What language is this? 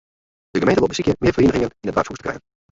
Western Frisian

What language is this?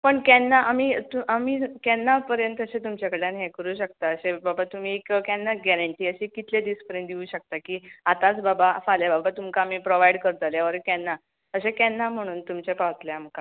Konkani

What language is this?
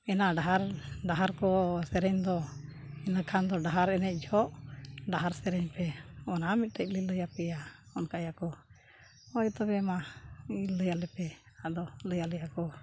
Santali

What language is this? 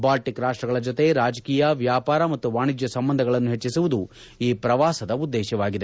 Kannada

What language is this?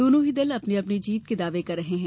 Hindi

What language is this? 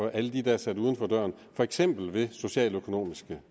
Danish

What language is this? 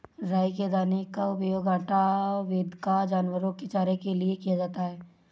Hindi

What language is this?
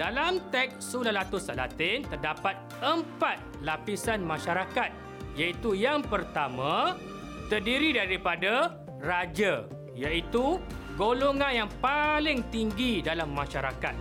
Malay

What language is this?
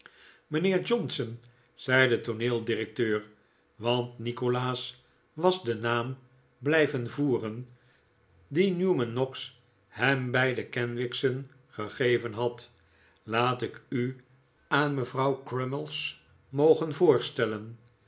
Dutch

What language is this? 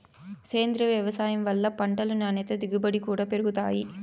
Telugu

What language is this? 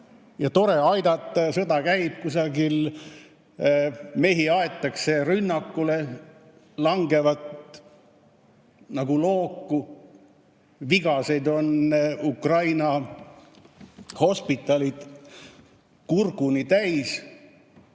Estonian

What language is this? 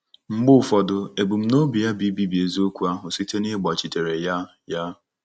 Igbo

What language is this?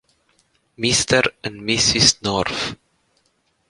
Italian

